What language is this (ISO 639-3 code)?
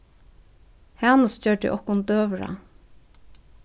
fao